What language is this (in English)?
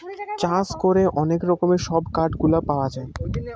Bangla